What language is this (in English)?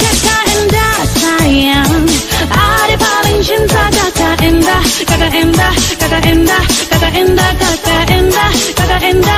Korean